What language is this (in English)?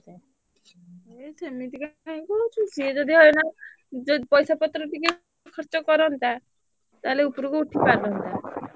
Odia